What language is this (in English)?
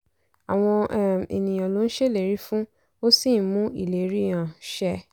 Yoruba